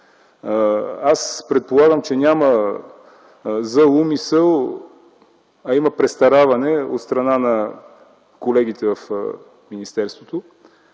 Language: Bulgarian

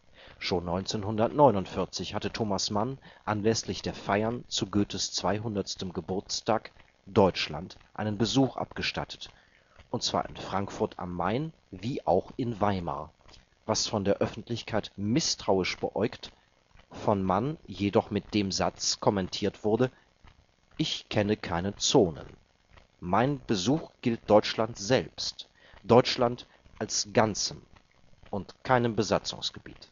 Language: German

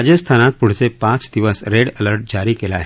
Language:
Marathi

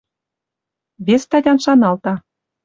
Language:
Western Mari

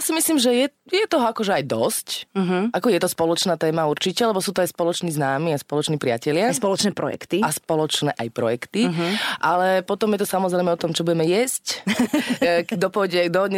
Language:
Slovak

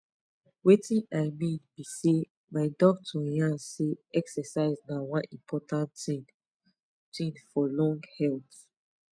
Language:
Nigerian Pidgin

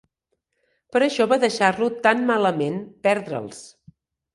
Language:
Catalan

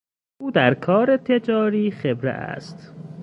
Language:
Persian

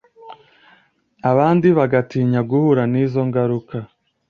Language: Kinyarwanda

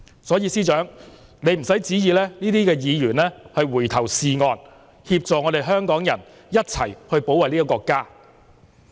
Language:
Cantonese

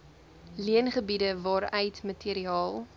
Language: Afrikaans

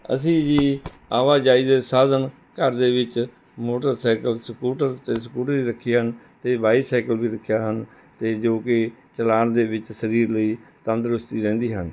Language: Punjabi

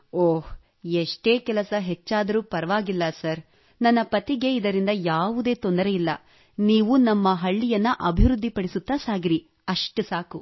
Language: Kannada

